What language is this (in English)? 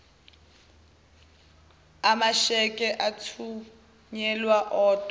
Zulu